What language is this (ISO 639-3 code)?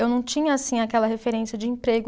por